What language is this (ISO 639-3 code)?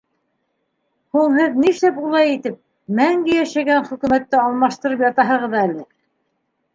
bak